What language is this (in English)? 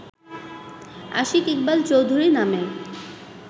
Bangla